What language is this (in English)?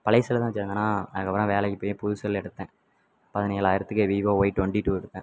Tamil